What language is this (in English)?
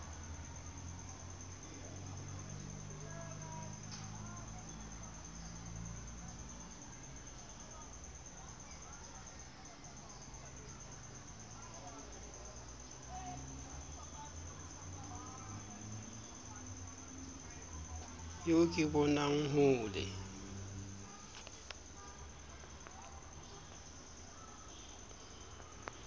Southern Sotho